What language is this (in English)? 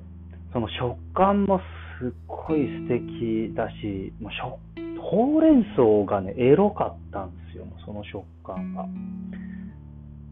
Japanese